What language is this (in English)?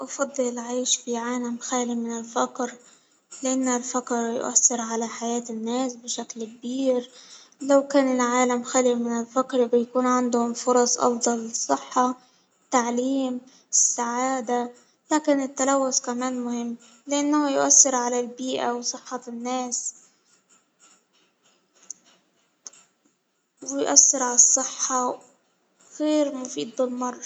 Hijazi Arabic